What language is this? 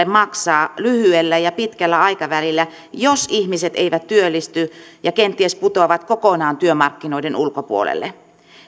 Finnish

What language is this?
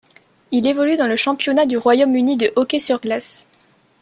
French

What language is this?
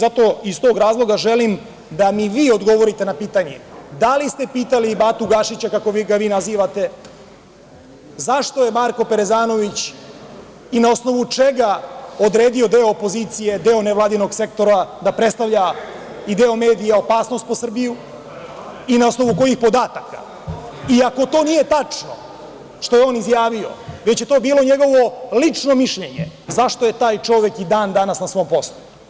Serbian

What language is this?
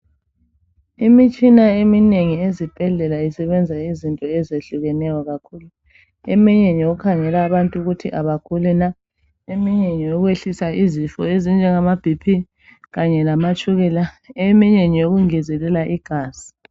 North Ndebele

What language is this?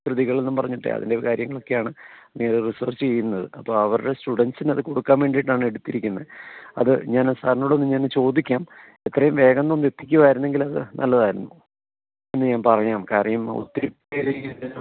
Malayalam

